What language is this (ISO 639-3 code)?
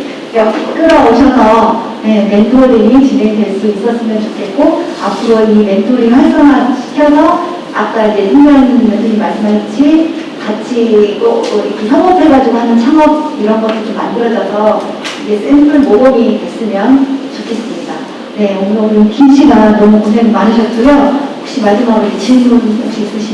kor